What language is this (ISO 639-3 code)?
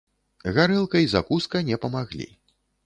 bel